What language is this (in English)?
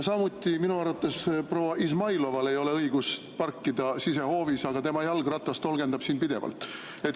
Estonian